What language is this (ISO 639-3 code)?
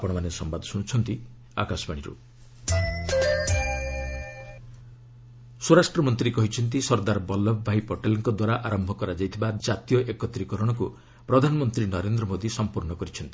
ori